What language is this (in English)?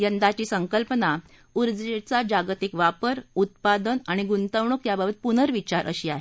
Marathi